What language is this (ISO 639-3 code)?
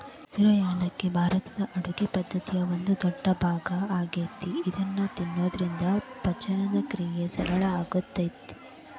kan